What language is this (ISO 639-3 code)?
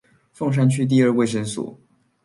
zho